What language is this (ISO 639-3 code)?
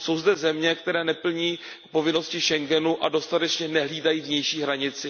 ces